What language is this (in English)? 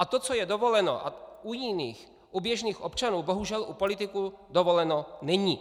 Czech